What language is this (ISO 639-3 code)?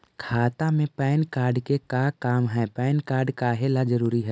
mag